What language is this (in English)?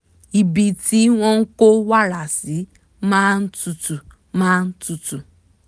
Yoruba